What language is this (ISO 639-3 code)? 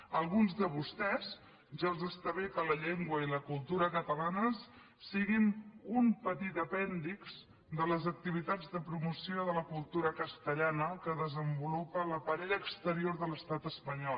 cat